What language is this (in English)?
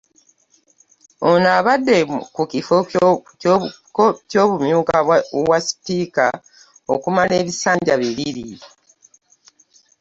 Ganda